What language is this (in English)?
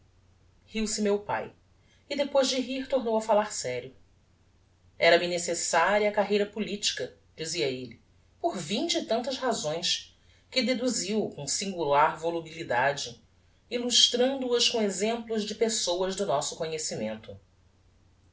Portuguese